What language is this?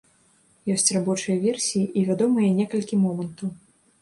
Belarusian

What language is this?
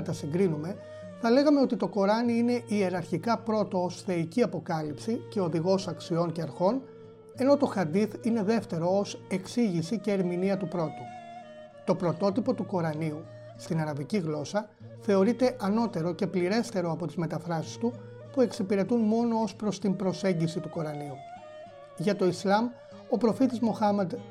Greek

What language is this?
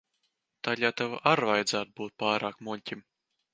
Latvian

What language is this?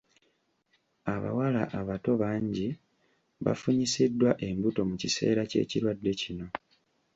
Ganda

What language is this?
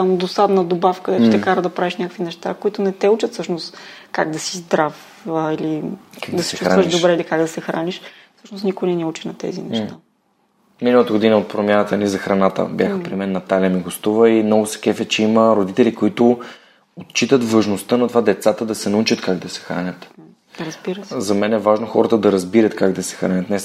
Bulgarian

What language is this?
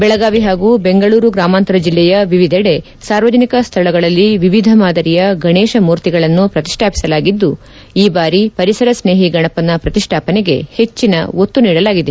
Kannada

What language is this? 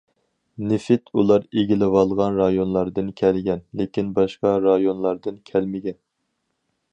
Uyghur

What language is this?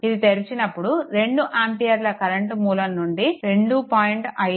Telugu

